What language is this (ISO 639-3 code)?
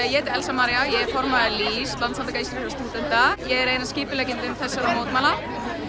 isl